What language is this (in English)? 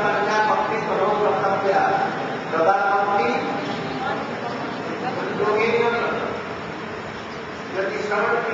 Greek